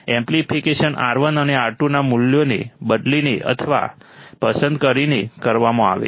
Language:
Gujarati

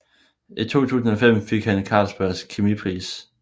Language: Danish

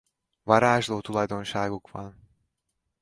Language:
Hungarian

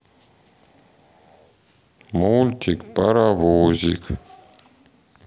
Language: Russian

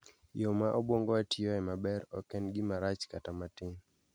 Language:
Luo (Kenya and Tanzania)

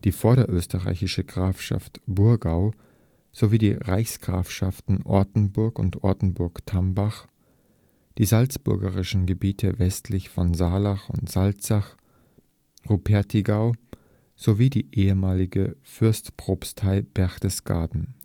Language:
German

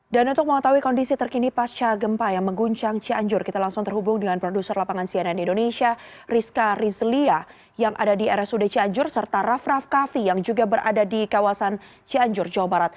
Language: Indonesian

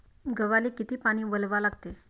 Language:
Marathi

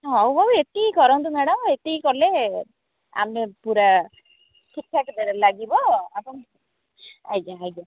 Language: Odia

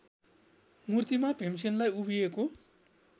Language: Nepali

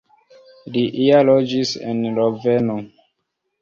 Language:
Esperanto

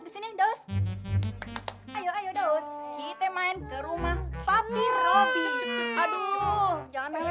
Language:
Indonesian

